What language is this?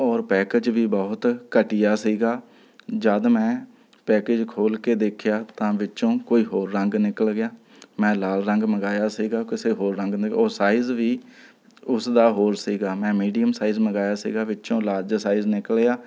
Punjabi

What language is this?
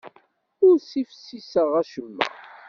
Kabyle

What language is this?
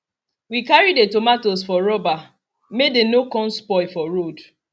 Nigerian Pidgin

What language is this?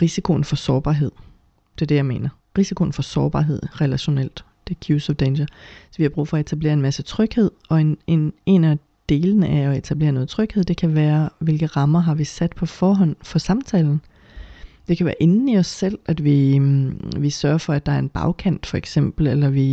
Danish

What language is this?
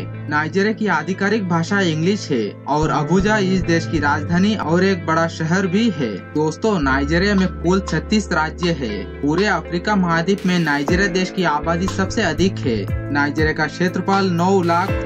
Hindi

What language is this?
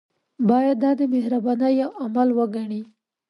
Pashto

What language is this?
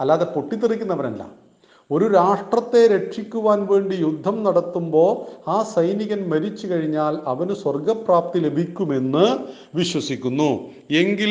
Malayalam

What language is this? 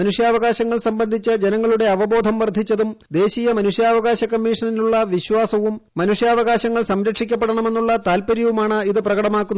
Malayalam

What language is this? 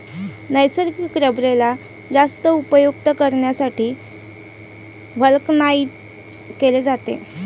Marathi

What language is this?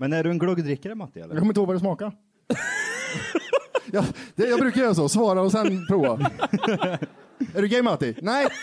Swedish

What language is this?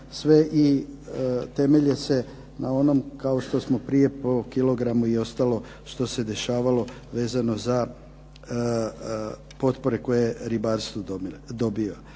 Croatian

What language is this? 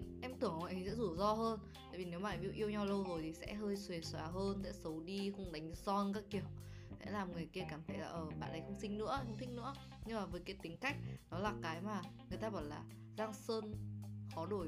Vietnamese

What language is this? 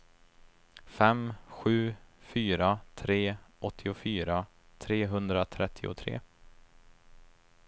Swedish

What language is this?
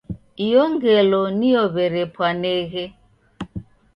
Taita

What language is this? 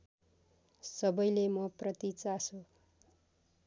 Nepali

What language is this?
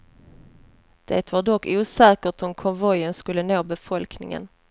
Swedish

